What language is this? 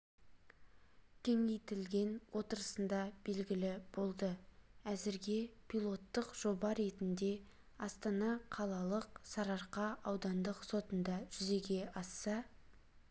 Kazakh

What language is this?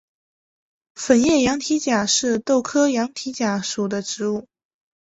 Chinese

